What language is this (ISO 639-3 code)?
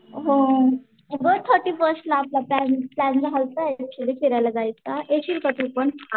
mar